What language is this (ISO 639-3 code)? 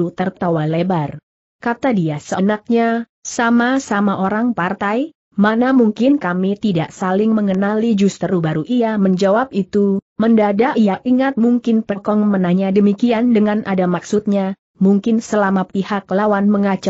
ind